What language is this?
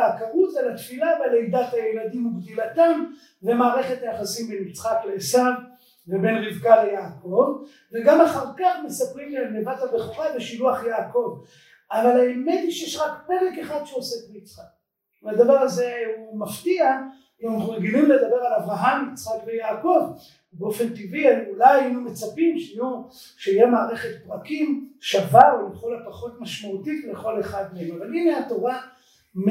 Hebrew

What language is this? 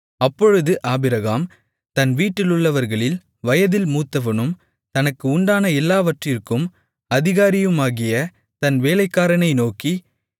Tamil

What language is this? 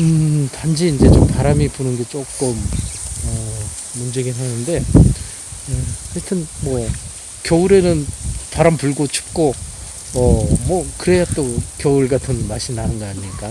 Korean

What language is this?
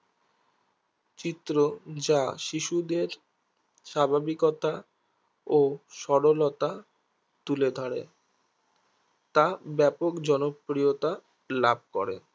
Bangla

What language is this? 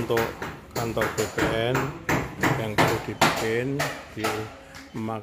Indonesian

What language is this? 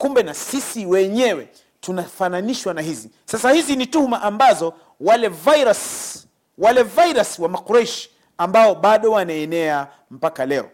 Swahili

